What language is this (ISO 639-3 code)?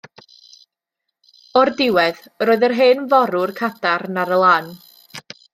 cym